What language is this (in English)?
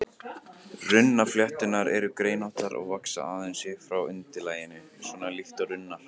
Icelandic